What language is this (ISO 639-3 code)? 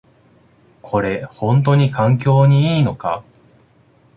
jpn